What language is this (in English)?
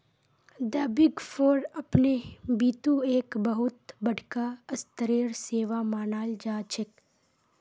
Magahi